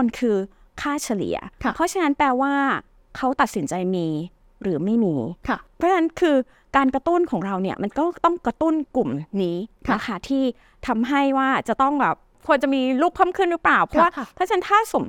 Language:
Thai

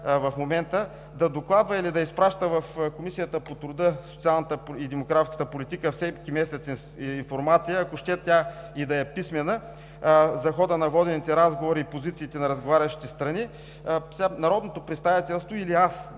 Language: Bulgarian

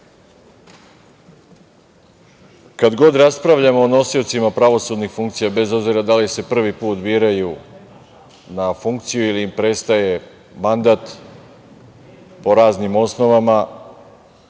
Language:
Serbian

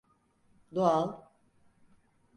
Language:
Turkish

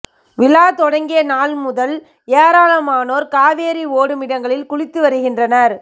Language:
Tamil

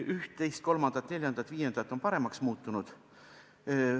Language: Estonian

